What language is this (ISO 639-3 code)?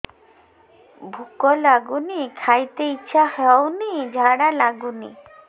ori